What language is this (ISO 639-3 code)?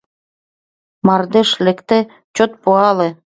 chm